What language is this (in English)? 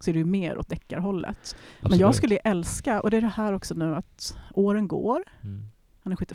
Swedish